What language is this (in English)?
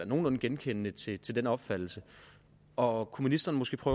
Danish